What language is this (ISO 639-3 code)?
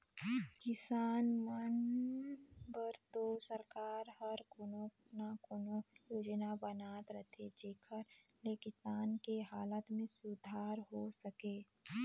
hne